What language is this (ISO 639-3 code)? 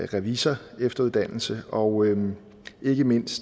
dan